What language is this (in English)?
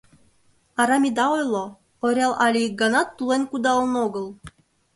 Mari